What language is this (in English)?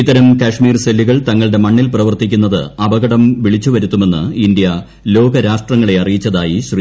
Malayalam